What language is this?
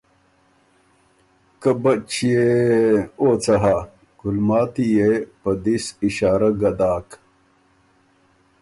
Ormuri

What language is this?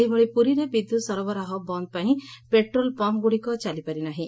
Odia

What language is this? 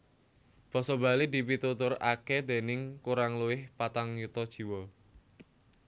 Javanese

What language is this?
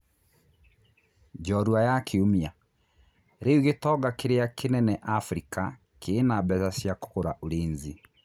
Kikuyu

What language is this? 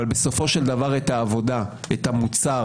Hebrew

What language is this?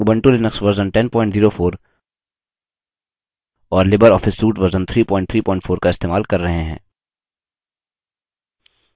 Hindi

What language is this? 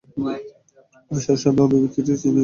Bangla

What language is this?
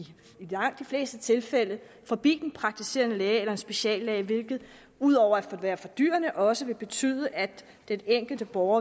Danish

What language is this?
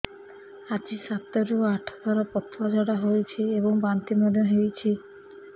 Odia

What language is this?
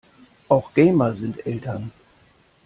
German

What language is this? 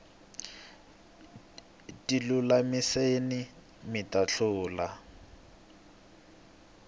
Tsonga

